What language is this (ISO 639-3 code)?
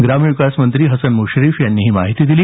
mar